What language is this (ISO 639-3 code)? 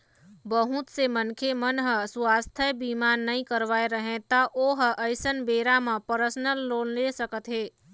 hne